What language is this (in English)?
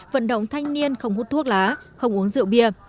Vietnamese